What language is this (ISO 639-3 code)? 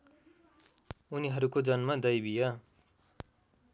nep